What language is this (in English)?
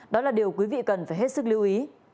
Vietnamese